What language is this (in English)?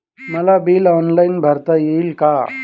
Marathi